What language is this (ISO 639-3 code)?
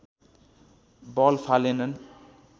nep